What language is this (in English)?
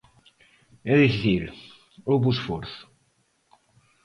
Galician